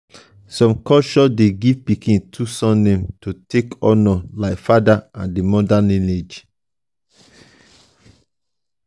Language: Nigerian Pidgin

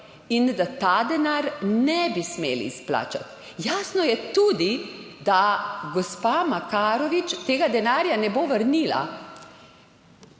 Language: Slovenian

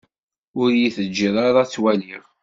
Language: Kabyle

